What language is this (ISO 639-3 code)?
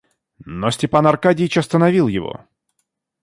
rus